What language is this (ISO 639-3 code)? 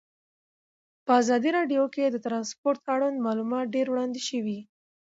pus